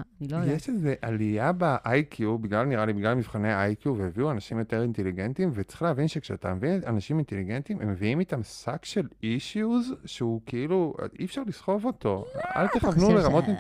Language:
Hebrew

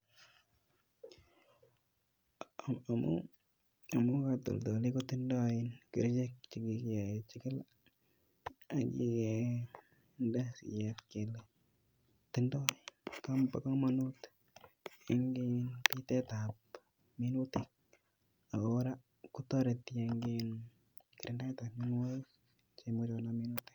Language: Kalenjin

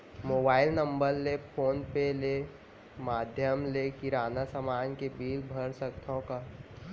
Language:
Chhattisgarhi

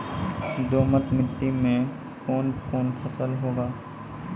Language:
Maithili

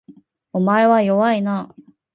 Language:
Japanese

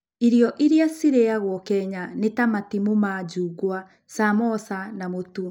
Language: Kikuyu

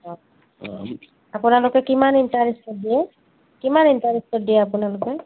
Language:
Assamese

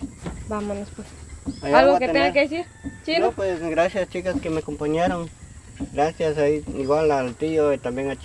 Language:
Spanish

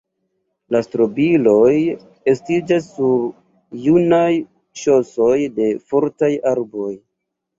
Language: Esperanto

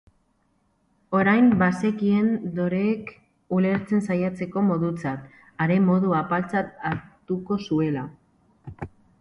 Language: Basque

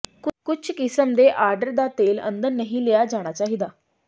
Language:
Punjabi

